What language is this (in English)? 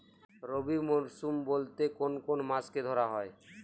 Bangla